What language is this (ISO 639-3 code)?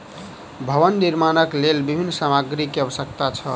mai